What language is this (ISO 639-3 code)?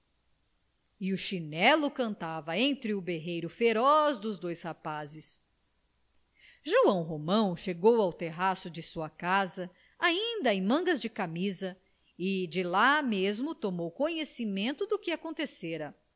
por